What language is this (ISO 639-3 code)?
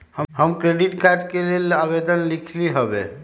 mag